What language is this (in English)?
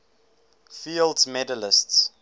English